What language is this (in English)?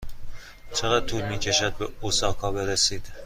Persian